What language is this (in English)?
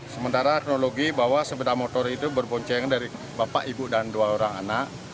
Indonesian